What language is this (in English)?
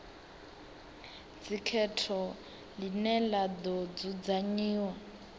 Venda